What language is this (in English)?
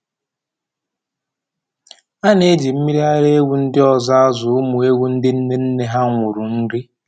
Igbo